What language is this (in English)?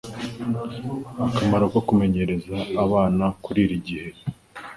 Kinyarwanda